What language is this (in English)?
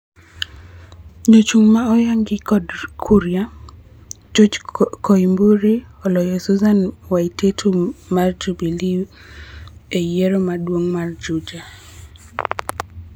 Luo (Kenya and Tanzania)